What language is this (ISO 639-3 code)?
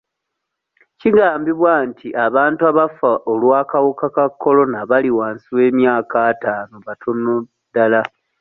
lug